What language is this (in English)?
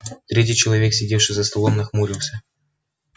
Russian